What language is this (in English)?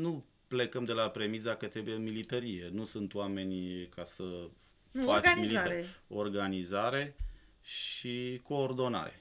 Romanian